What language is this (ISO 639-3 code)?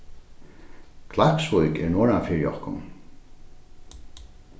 fao